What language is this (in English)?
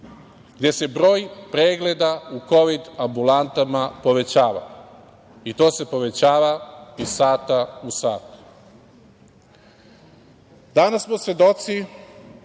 Serbian